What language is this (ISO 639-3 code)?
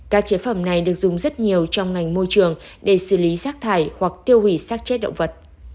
vie